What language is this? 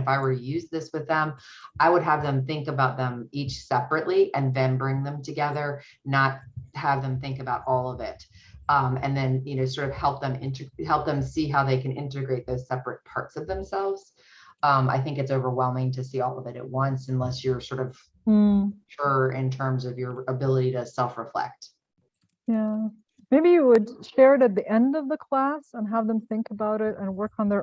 English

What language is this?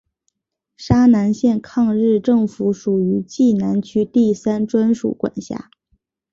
Chinese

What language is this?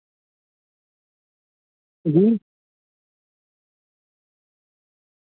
Urdu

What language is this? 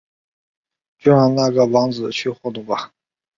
Chinese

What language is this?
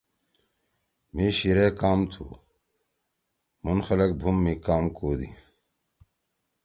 Torwali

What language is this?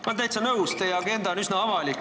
Estonian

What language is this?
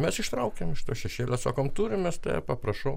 Lithuanian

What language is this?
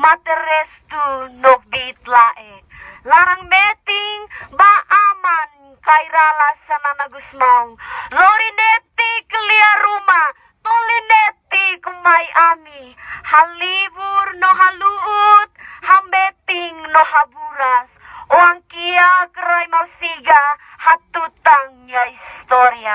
Indonesian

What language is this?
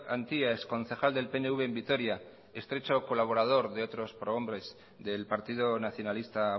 Spanish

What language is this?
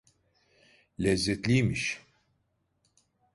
Turkish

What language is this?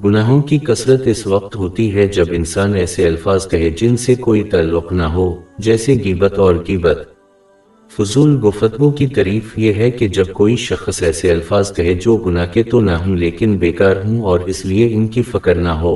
Urdu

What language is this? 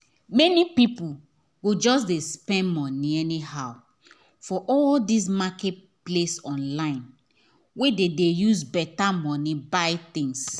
Nigerian Pidgin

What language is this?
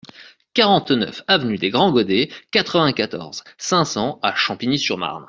French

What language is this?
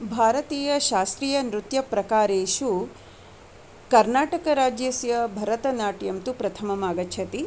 Sanskrit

